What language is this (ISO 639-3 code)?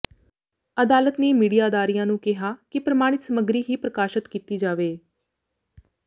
pan